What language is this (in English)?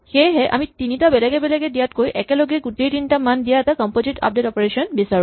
Assamese